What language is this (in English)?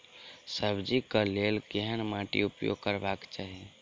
Maithili